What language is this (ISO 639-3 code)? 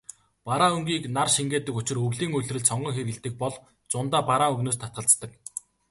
mon